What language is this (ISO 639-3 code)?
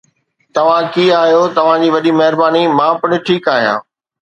snd